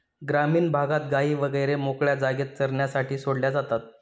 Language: Marathi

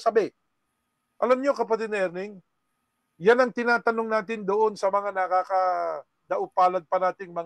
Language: Filipino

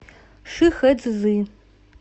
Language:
Russian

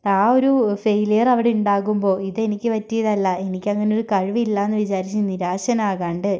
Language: Malayalam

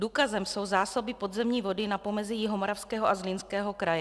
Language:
Czech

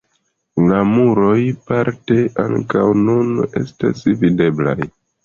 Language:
Esperanto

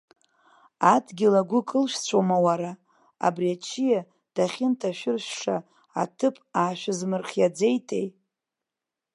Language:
Abkhazian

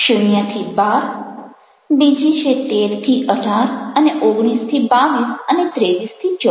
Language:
Gujarati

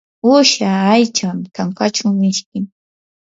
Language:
Yanahuanca Pasco Quechua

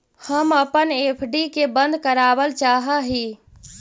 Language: Magahi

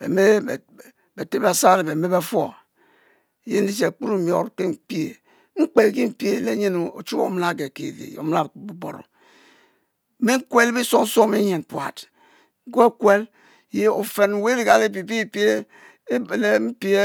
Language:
Mbe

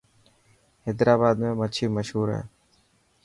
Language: Dhatki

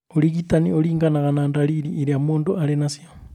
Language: Kikuyu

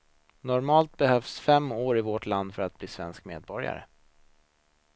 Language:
Swedish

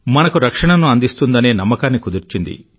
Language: Telugu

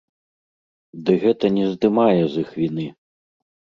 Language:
Belarusian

